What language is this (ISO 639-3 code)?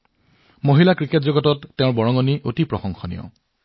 asm